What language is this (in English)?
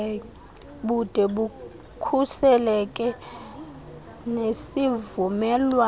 Xhosa